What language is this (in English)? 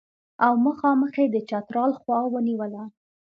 Pashto